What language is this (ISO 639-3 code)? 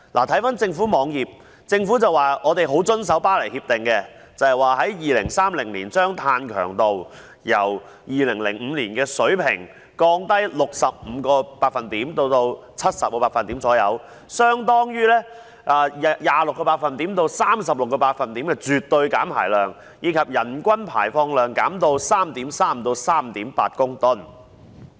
yue